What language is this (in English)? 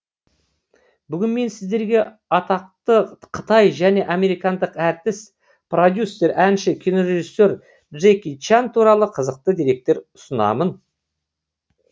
Kazakh